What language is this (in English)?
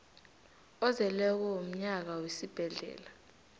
South Ndebele